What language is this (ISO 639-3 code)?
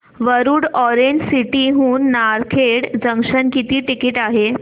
mar